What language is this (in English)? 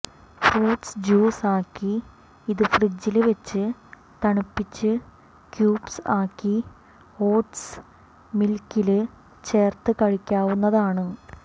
Malayalam